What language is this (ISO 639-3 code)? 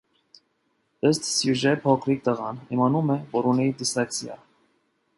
hye